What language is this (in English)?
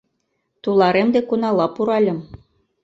Mari